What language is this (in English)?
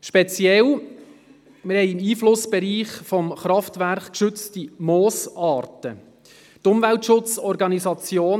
Swiss German